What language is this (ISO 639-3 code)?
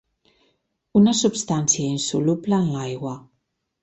cat